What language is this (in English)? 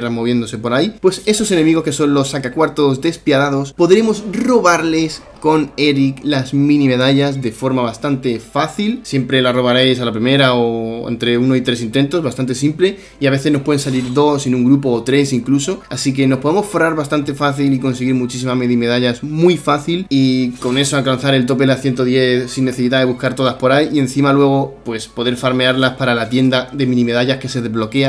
Spanish